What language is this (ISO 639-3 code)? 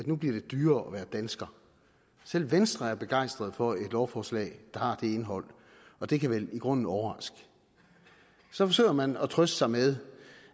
dan